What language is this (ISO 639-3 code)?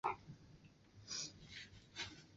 zho